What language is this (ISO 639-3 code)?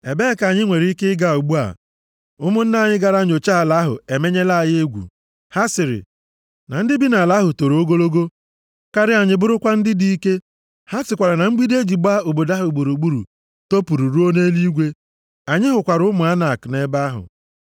ibo